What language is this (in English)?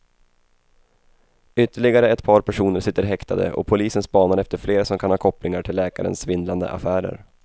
Swedish